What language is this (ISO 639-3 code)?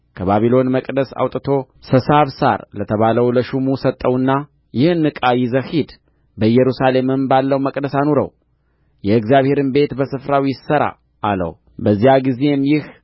amh